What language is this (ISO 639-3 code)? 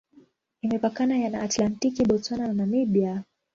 swa